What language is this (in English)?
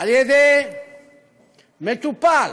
Hebrew